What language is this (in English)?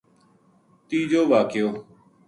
Gujari